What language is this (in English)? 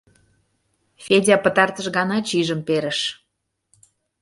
Mari